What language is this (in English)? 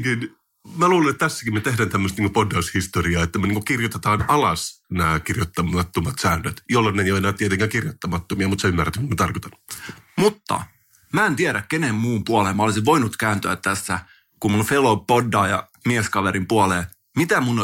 Finnish